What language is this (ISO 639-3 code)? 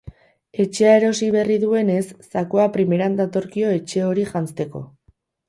eus